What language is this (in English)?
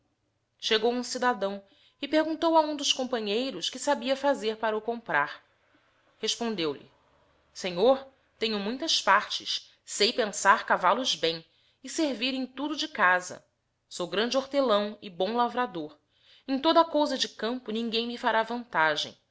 Portuguese